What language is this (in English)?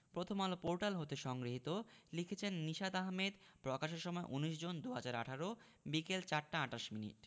Bangla